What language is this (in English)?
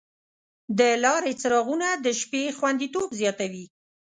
Pashto